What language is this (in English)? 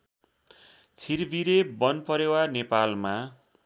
Nepali